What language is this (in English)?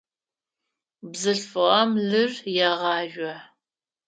Adyghe